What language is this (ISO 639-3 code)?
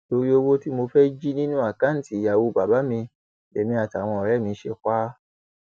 yor